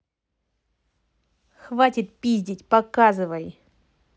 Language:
Russian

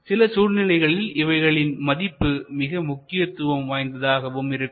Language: Tamil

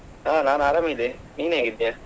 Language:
Kannada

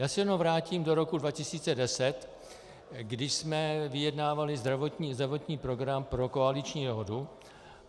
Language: Czech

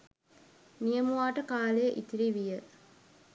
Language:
Sinhala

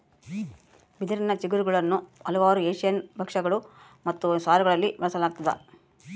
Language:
Kannada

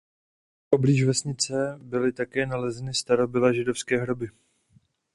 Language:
Czech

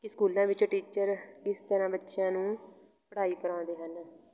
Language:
Punjabi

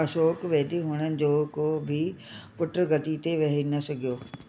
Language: Sindhi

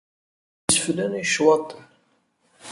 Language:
Kabyle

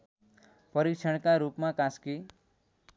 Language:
Nepali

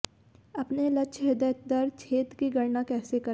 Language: Hindi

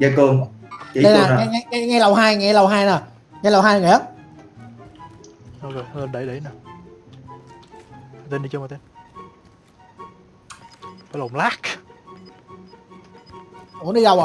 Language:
Vietnamese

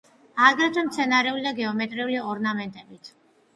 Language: Georgian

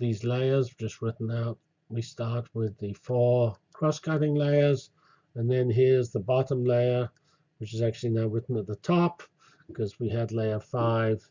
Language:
English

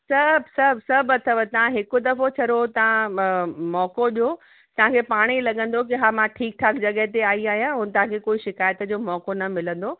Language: Sindhi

